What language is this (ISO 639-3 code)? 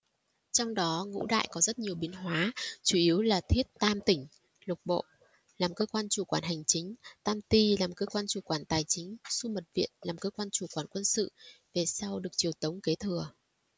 vie